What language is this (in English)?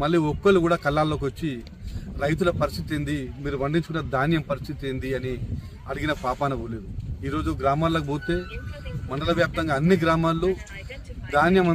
Hindi